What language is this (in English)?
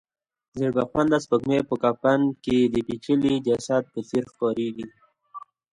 Pashto